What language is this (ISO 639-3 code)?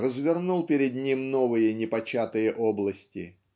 rus